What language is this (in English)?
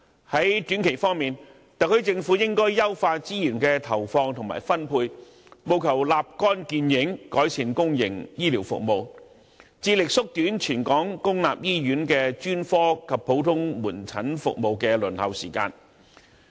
Cantonese